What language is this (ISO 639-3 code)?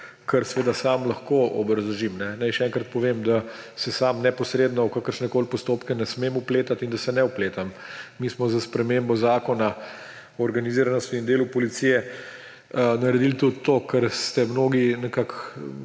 slv